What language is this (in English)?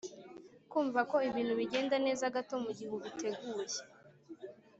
Kinyarwanda